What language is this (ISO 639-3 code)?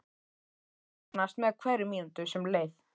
isl